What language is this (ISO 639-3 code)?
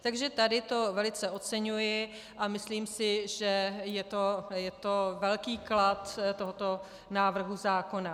ces